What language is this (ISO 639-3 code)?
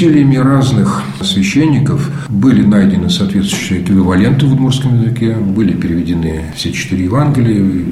rus